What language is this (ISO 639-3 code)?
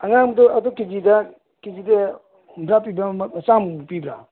mni